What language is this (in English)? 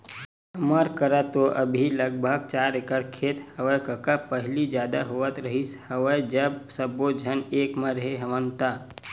Chhattisgarhi